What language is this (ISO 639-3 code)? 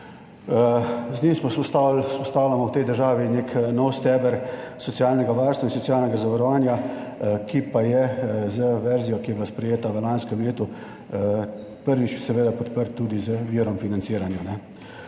slv